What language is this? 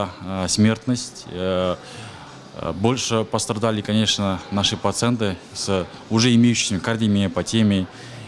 Russian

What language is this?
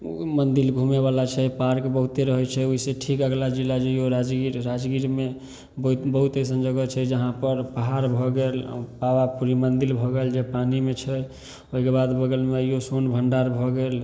Maithili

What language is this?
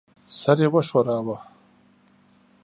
Pashto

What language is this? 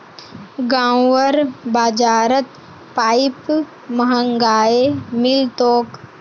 Magahi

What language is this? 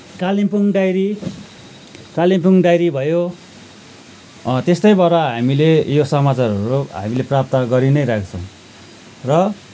Nepali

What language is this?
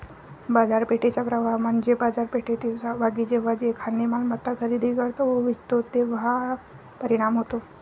Marathi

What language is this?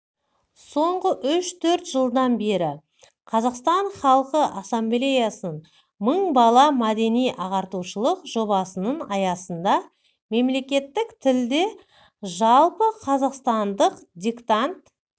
Kazakh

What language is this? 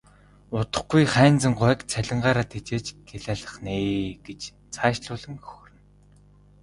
Mongolian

